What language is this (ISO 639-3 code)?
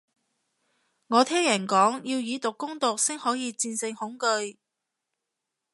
yue